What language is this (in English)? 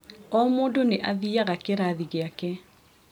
Kikuyu